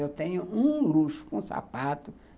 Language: Portuguese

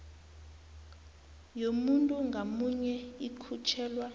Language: South Ndebele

